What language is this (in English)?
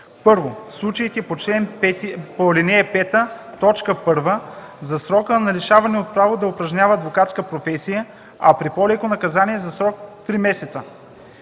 Bulgarian